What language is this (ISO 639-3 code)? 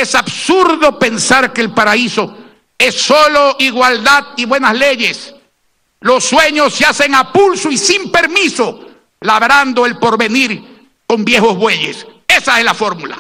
spa